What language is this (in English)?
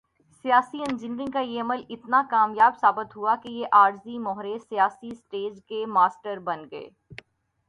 Urdu